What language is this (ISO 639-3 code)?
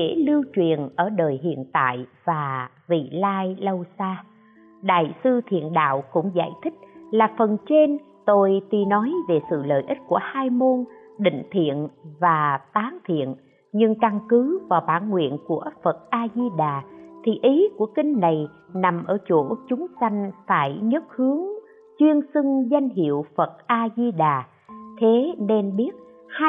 vie